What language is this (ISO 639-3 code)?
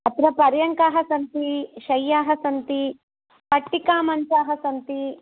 san